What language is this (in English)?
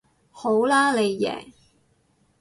Cantonese